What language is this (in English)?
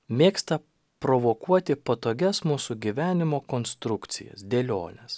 Lithuanian